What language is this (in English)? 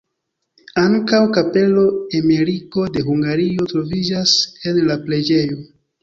Esperanto